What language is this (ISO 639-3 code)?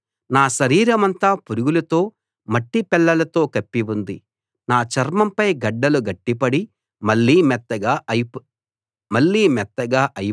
tel